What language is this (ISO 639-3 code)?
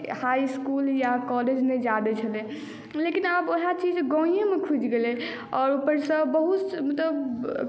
mai